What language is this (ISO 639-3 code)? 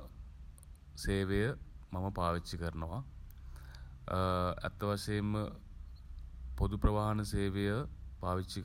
sin